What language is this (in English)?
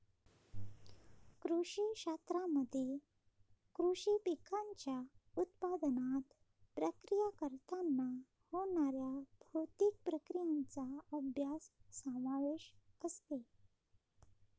Marathi